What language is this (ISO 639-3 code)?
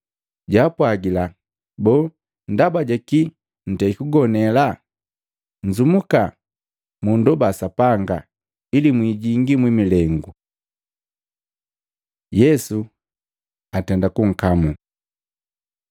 mgv